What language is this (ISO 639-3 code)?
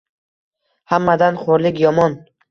uzb